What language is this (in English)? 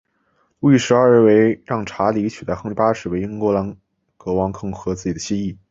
Chinese